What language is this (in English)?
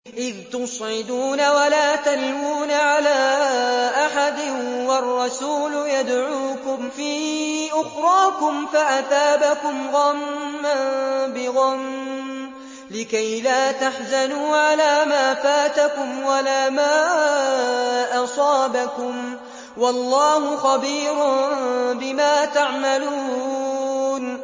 Arabic